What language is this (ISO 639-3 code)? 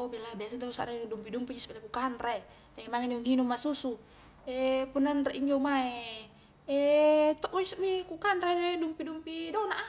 kjk